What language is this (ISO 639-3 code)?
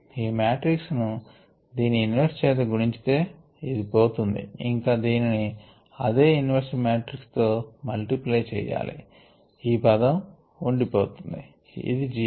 tel